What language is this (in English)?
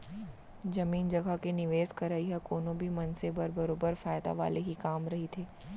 Chhattisgarhi